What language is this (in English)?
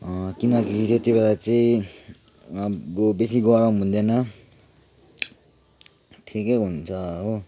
Nepali